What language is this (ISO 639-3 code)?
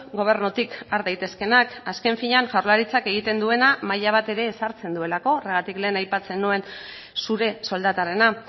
eus